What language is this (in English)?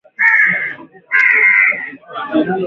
Swahili